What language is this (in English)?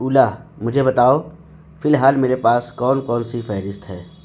Urdu